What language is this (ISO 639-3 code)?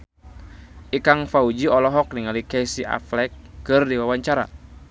sun